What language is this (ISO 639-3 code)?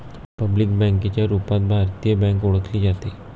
mar